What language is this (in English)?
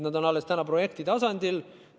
Estonian